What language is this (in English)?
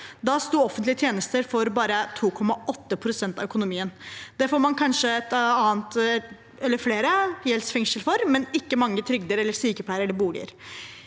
Norwegian